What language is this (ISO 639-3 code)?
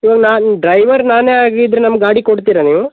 kan